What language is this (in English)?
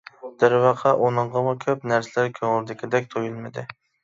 Uyghur